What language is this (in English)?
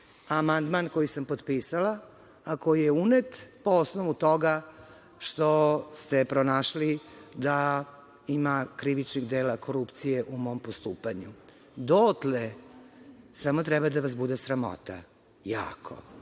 Serbian